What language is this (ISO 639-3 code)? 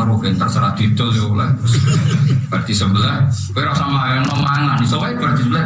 ind